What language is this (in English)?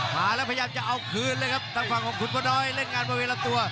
Thai